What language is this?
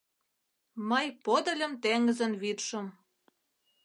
Mari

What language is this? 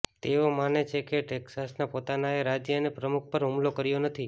Gujarati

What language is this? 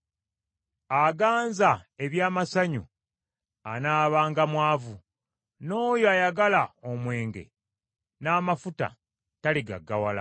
Ganda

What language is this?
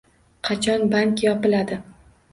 Uzbek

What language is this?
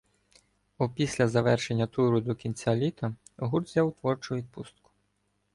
Ukrainian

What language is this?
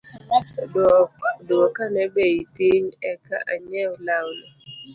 Luo (Kenya and Tanzania)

